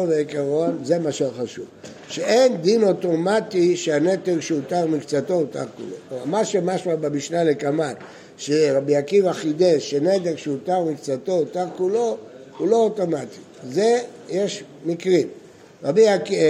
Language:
Hebrew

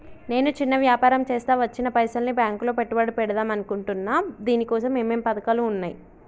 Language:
Telugu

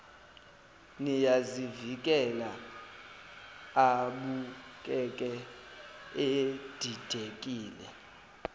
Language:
Zulu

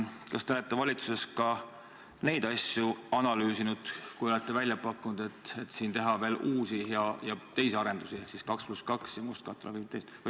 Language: Estonian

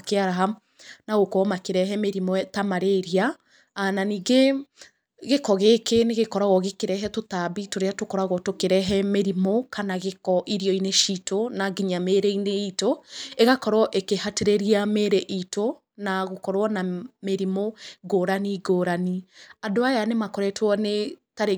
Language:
Kikuyu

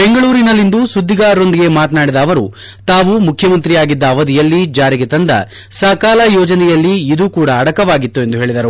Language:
Kannada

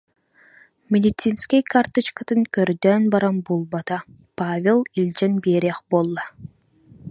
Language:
Yakut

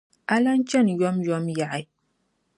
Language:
Dagbani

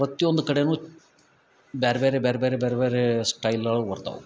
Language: Kannada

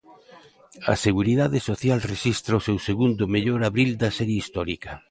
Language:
Galician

